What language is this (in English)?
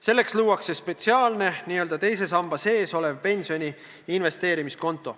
Estonian